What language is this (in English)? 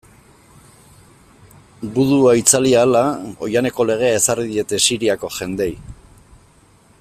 Basque